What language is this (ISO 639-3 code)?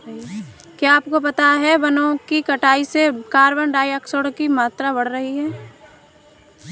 hin